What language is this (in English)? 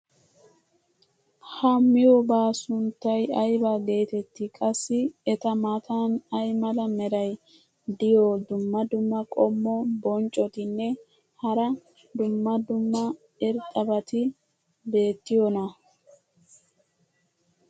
Wolaytta